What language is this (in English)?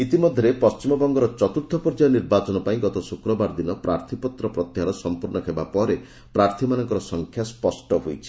Odia